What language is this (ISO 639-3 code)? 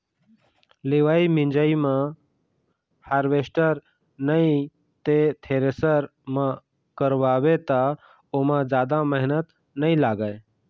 hne